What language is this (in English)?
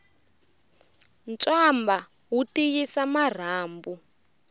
Tsonga